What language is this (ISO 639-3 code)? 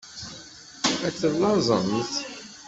kab